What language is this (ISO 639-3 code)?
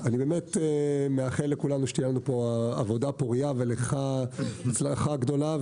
heb